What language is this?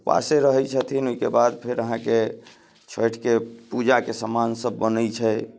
Maithili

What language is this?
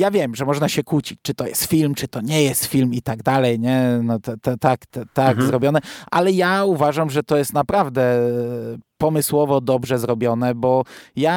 Polish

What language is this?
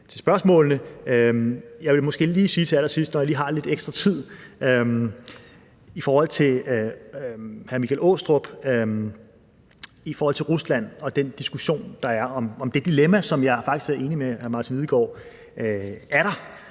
Danish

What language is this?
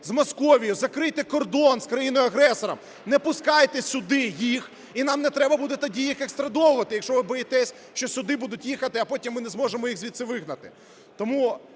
Ukrainian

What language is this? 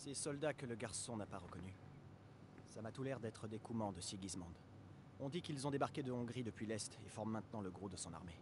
French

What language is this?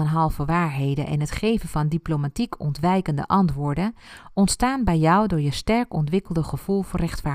Dutch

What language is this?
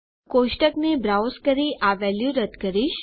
Gujarati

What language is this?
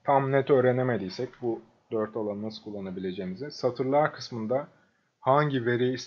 Turkish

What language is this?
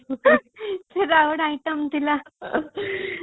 Odia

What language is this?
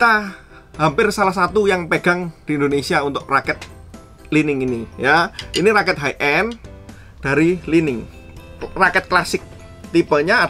Indonesian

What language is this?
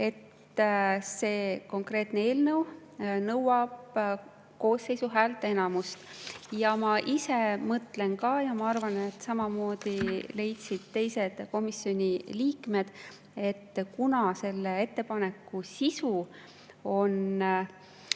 Estonian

